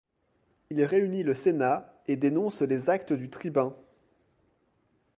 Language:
French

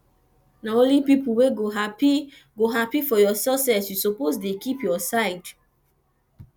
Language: Nigerian Pidgin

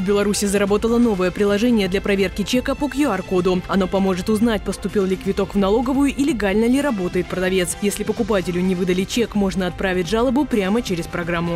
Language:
Russian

